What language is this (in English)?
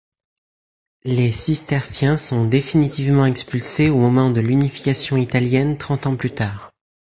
French